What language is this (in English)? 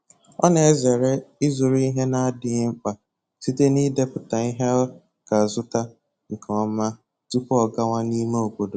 Igbo